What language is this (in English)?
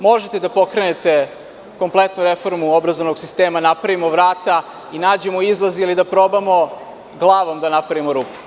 Serbian